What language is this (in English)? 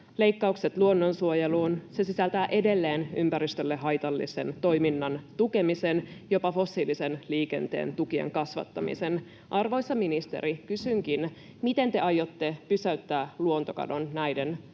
Finnish